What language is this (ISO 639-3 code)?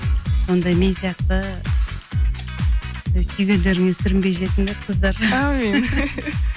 kaz